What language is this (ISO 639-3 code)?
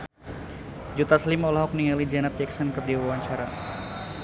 sun